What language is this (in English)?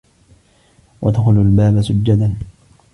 Arabic